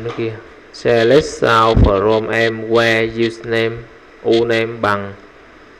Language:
Vietnamese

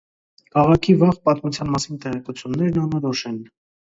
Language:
Armenian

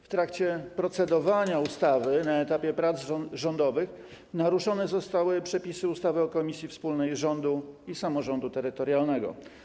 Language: Polish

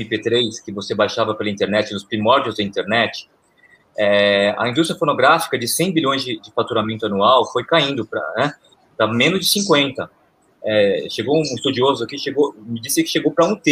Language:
Portuguese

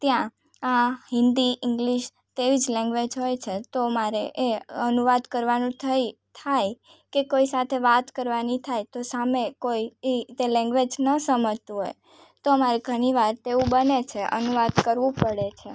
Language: Gujarati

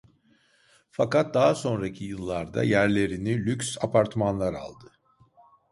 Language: Turkish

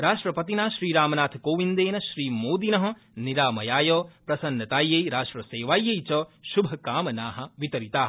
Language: Sanskrit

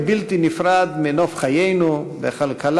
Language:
Hebrew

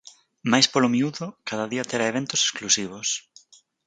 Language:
Galician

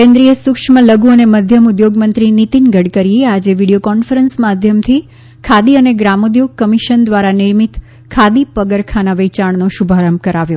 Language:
Gujarati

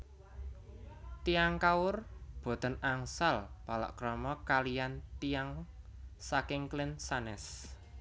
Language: Javanese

